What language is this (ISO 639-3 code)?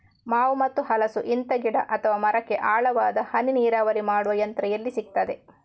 kan